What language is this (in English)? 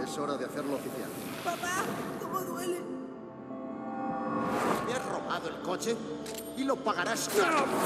Spanish